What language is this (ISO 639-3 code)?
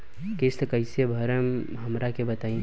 bho